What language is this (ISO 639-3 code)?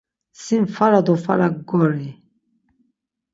lzz